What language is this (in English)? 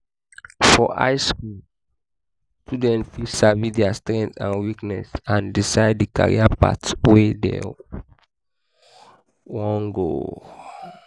Nigerian Pidgin